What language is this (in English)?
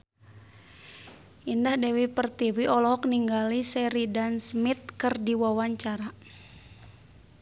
Sundanese